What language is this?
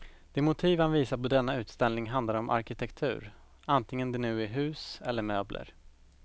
Swedish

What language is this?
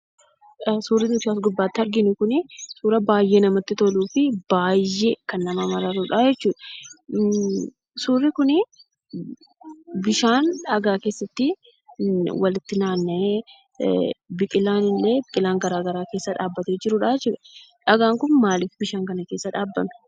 Oromo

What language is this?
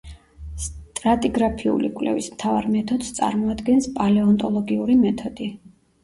Georgian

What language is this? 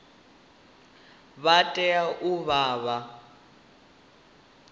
Venda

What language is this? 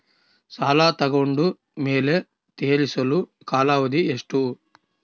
Kannada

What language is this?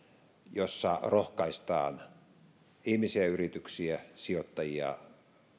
Finnish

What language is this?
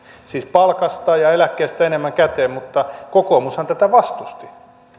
Finnish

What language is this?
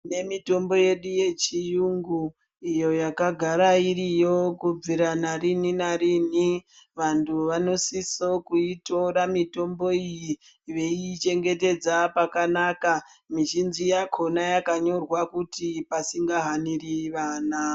Ndau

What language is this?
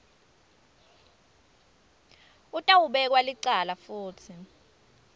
Swati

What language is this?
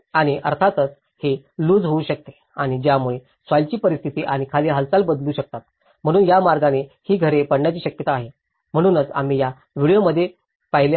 Marathi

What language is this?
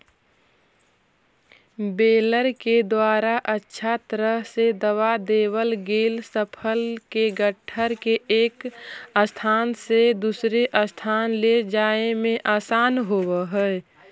Magahi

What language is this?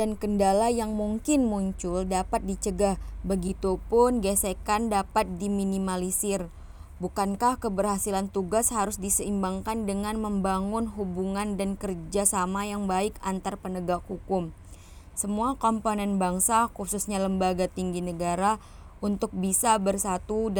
Indonesian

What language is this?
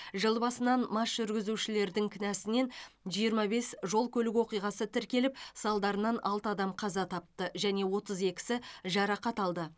Kazakh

